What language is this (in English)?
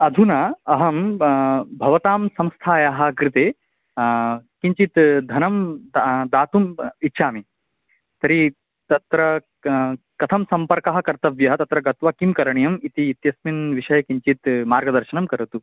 Sanskrit